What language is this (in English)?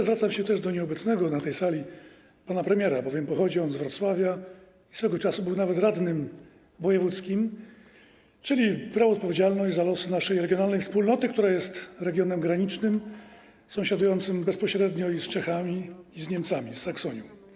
Polish